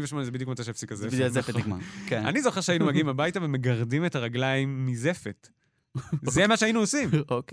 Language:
Hebrew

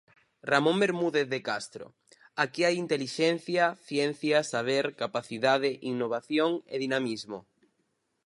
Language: Galician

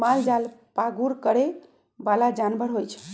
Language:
Magahi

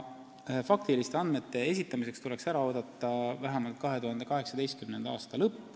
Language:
Estonian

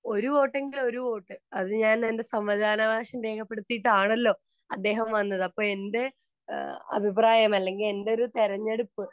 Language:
Malayalam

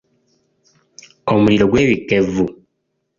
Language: Ganda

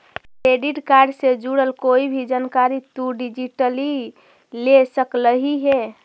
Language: Magahi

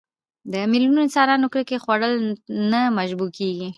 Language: Pashto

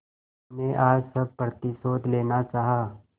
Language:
Hindi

